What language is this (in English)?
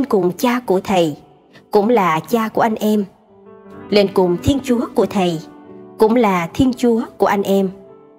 Vietnamese